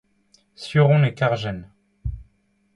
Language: Breton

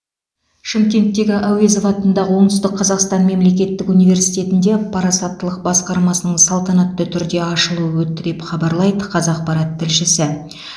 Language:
Kazakh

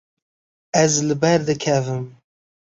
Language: Kurdish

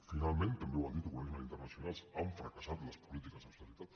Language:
Catalan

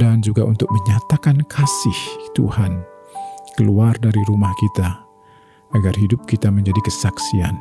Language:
Indonesian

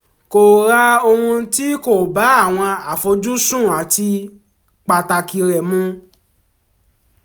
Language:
Yoruba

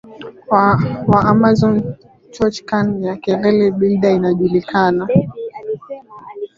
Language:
Swahili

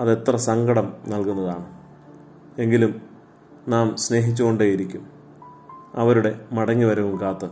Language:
Malayalam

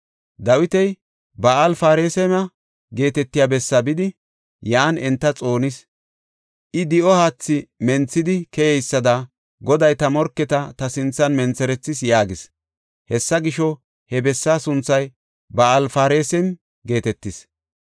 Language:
Gofa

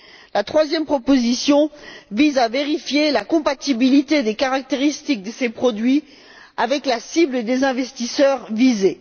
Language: French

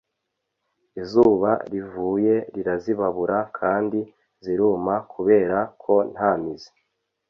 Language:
Kinyarwanda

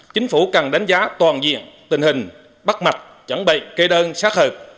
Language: Vietnamese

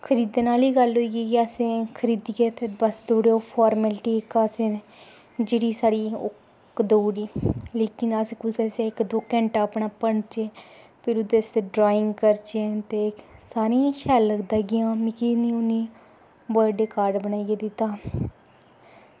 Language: Dogri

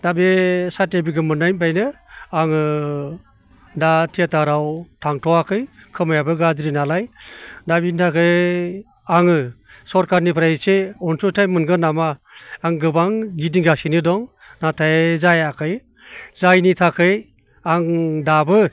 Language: Bodo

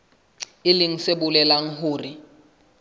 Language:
Southern Sotho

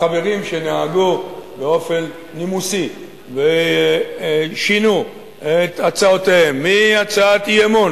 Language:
Hebrew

